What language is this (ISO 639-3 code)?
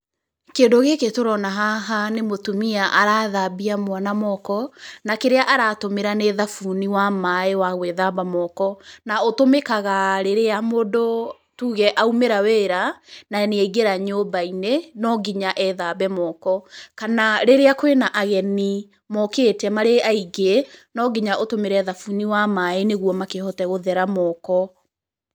kik